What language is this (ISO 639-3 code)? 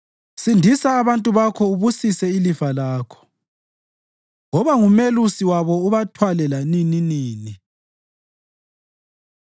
nde